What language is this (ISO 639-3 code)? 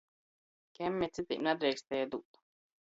ltg